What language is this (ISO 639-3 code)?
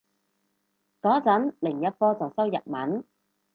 yue